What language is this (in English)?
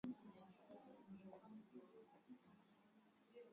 Swahili